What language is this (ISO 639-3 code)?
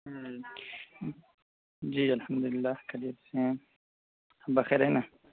urd